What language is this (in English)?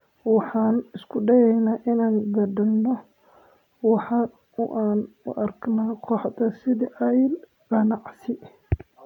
Somali